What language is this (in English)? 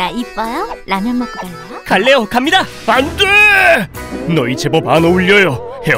Korean